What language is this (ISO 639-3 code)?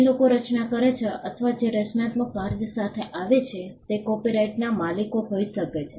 guj